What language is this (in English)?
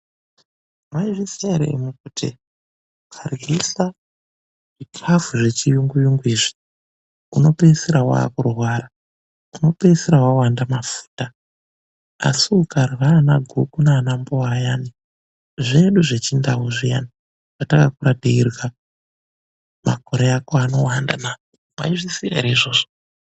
Ndau